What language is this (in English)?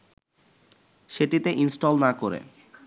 Bangla